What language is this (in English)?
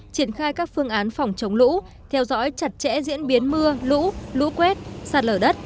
Vietnamese